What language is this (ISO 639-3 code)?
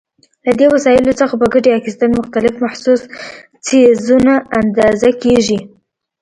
pus